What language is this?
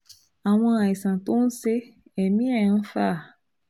Yoruba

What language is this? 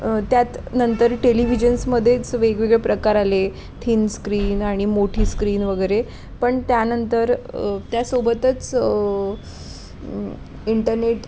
Marathi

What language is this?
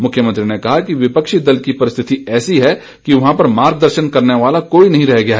Hindi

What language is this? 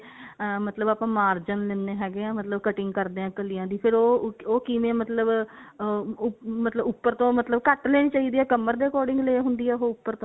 Punjabi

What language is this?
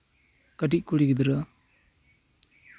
Santali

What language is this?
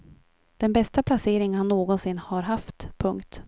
Swedish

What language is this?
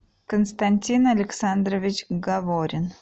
Russian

